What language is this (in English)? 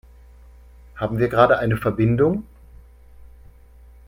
German